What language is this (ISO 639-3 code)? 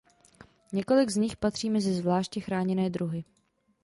ces